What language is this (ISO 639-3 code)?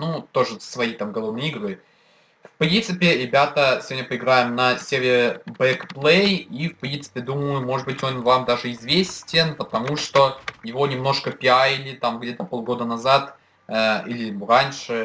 rus